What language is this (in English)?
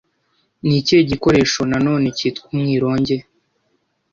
Kinyarwanda